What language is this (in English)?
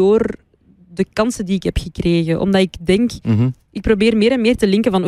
Dutch